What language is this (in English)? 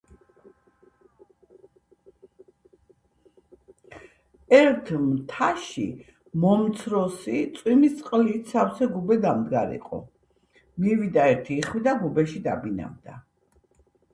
Georgian